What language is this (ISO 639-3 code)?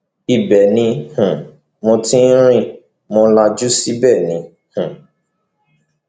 yor